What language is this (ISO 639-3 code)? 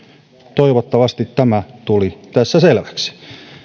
fin